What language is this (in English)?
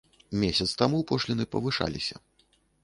Belarusian